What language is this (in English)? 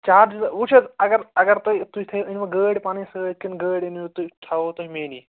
Kashmiri